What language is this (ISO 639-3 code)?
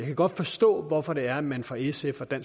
dan